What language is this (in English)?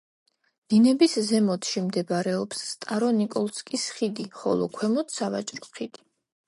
Georgian